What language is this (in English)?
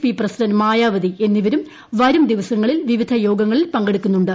Malayalam